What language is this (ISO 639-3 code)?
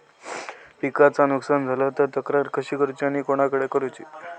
mar